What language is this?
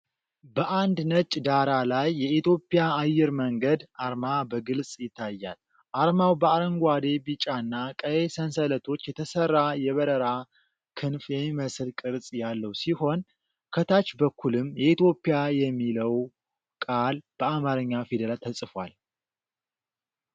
Amharic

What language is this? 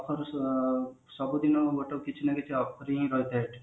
Odia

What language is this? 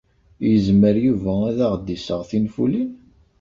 Kabyle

